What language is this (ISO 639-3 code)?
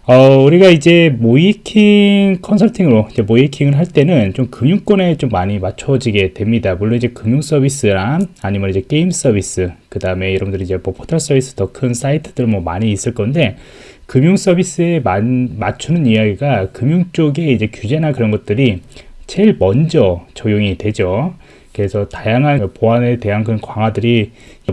kor